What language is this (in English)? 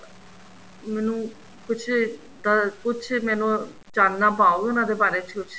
Punjabi